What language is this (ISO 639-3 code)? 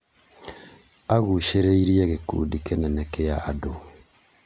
kik